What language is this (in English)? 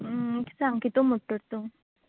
Konkani